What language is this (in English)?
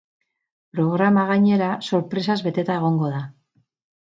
Basque